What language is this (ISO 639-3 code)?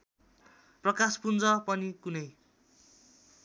nep